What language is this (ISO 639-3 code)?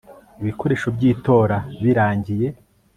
kin